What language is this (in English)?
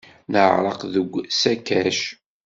Kabyle